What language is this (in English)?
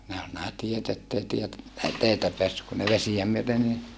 Finnish